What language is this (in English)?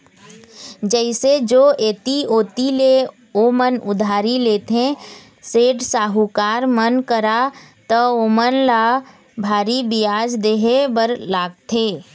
Chhattisgarhi